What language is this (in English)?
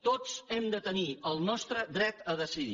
Catalan